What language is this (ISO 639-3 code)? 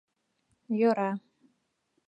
chm